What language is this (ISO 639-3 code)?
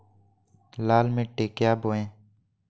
mag